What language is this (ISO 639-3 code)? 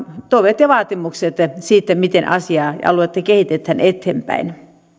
fin